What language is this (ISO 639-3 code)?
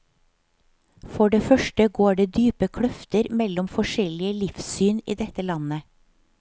nor